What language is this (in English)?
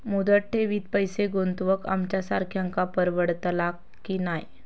Marathi